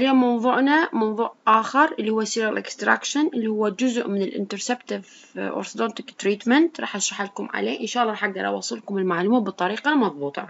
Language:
Arabic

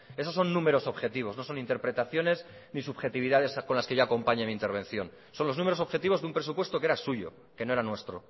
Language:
Spanish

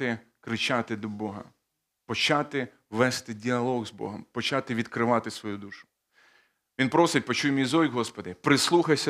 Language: Ukrainian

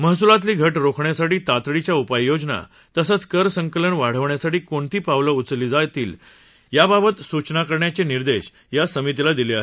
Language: Marathi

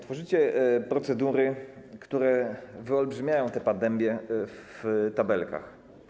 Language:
Polish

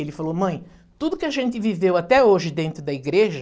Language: Portuguese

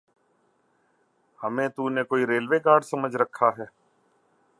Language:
Urdu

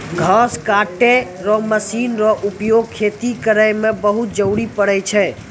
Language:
Maithili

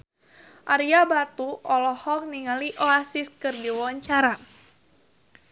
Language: Sundanese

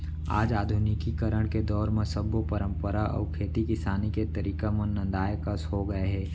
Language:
Chhattisgarhi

